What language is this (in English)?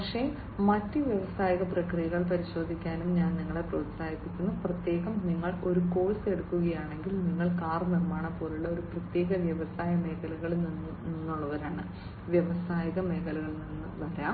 Malayalam